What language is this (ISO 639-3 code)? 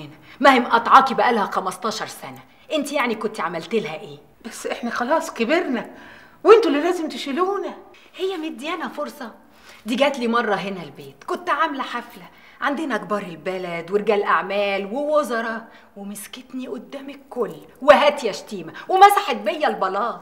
ara